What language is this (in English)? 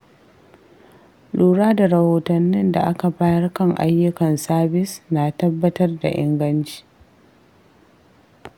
Hausa